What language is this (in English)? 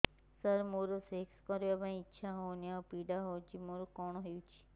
Odia